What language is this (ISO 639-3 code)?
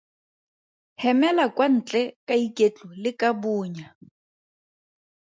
tsn